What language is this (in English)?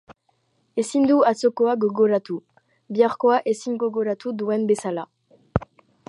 Basque